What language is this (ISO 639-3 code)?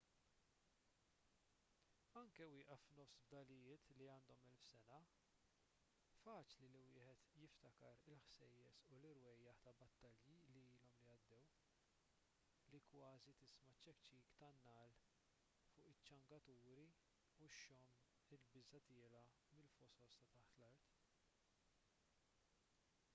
mlt